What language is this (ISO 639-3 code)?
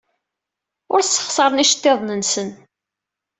kab